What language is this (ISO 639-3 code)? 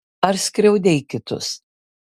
lit